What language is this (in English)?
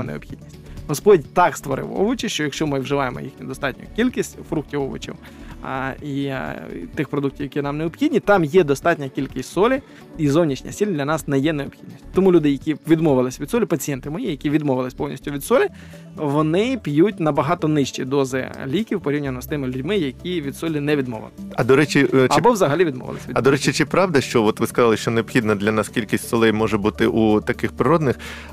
Ukrainian